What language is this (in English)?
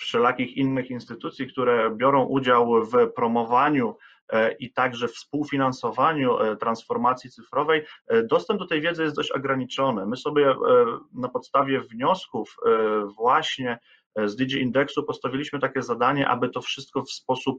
Polish